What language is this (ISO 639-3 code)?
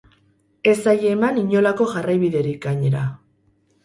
eus